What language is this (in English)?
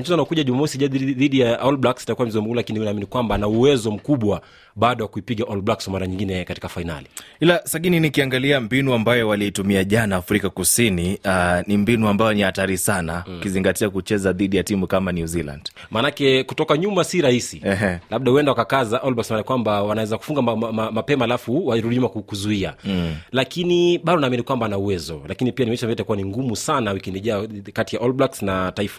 Swahili